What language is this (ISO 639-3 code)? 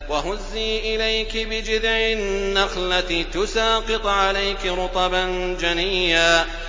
ara